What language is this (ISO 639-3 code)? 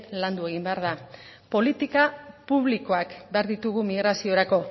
eus